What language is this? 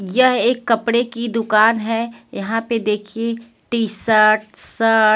Hindi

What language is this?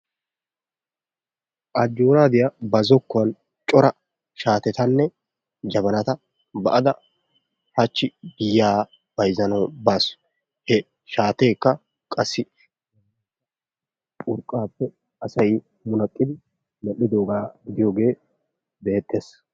Wolaytta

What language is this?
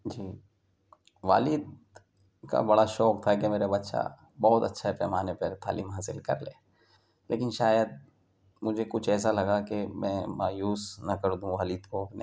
Urdu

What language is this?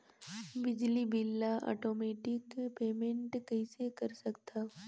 Chhattisgarhi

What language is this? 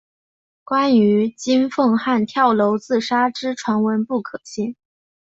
Chinese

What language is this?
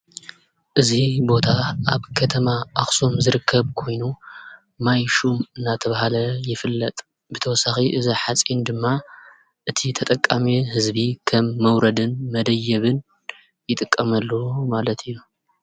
Tigrinya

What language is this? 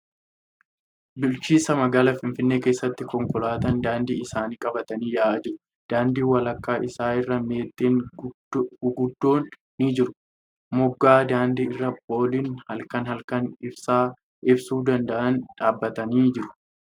Oromo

